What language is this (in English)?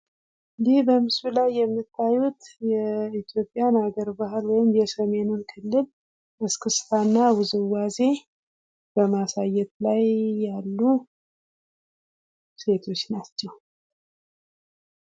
Amharic